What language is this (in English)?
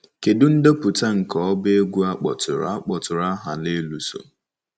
Igbo